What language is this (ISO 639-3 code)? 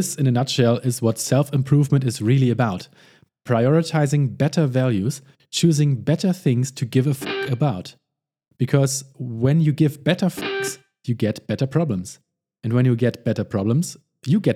eng